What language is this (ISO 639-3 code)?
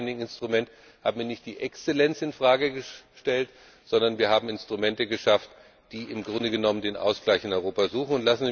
deu